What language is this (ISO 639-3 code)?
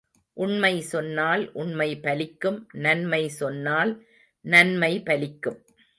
tam